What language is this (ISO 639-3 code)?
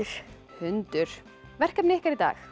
isl